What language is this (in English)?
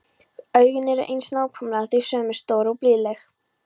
Icelandic